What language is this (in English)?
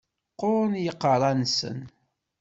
Kabyle